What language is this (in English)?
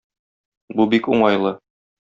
Tatar